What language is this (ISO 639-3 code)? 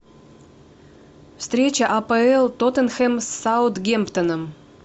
rus